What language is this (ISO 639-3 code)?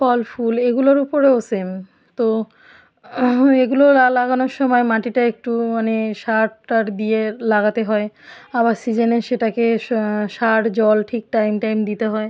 ben